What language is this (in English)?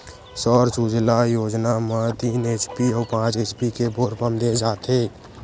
Chhattisgarhi